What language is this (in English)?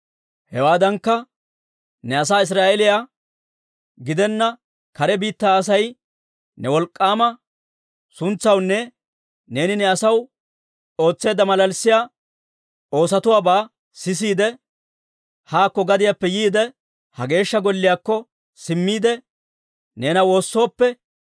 Dawro